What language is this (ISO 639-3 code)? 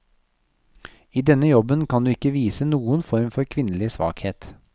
nor